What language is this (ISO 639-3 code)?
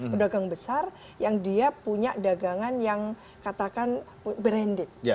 ind